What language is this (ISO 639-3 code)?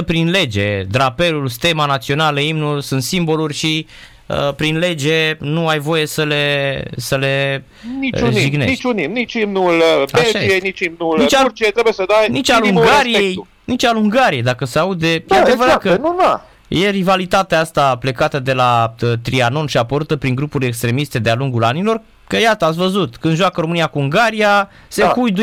ron